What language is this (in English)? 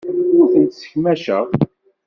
Kabyle